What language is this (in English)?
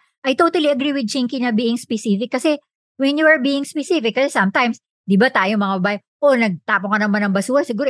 Filipino